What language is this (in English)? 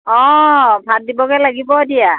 Assamese